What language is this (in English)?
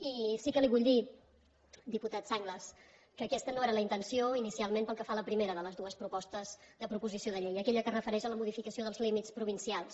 Catalan